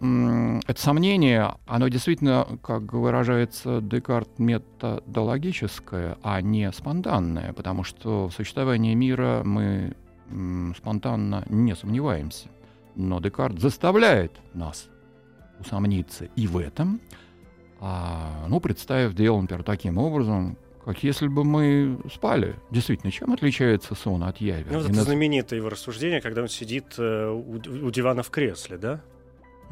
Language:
Russian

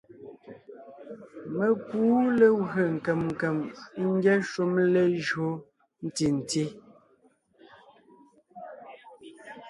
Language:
Ngiemboon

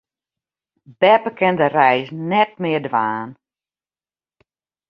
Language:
Western Frisian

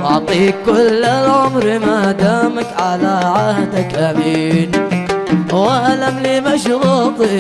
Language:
Arabic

